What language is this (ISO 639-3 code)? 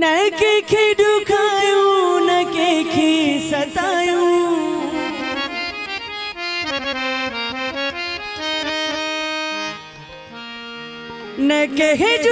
ara